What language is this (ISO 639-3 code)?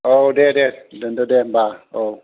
brx